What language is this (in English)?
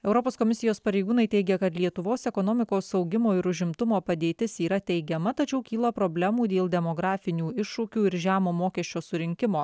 Lithuanian